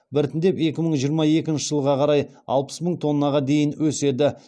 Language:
Kazakh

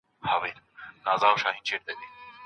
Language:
Pashto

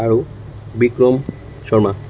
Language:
Assamese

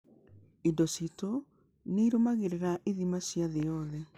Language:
Kikuyu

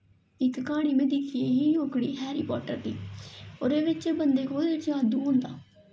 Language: Dogri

